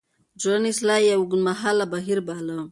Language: Pashto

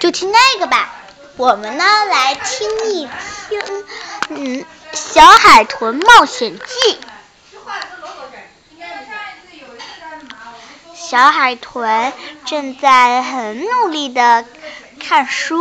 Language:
Chinese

